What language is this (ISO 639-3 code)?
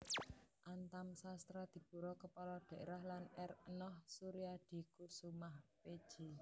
jav